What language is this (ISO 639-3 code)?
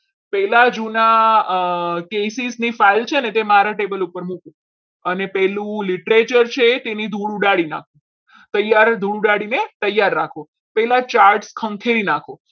guj